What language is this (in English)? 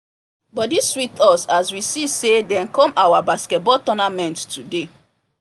Nigerian Pidgin